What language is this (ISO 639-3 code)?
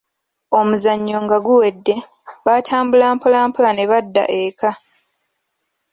lug